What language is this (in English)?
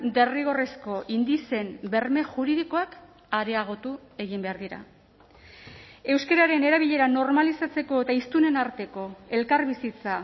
Basque